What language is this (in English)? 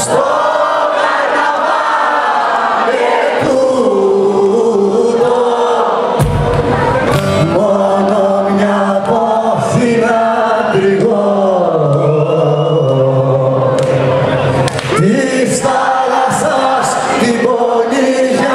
Greek